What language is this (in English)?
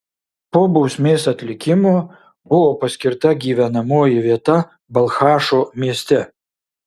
Lithuanian